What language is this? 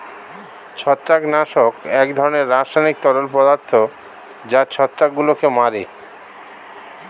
Bangla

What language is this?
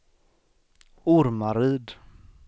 Swedish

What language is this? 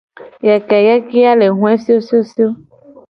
Gen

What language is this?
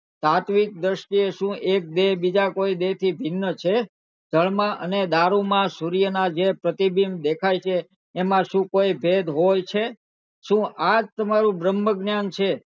Gujarati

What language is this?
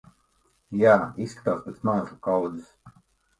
Latvian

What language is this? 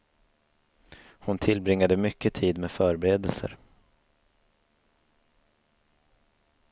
Swedish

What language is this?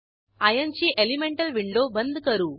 Marathi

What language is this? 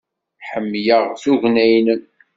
Kabyle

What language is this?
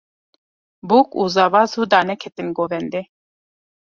Kurdish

